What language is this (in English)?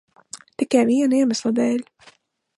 Latvian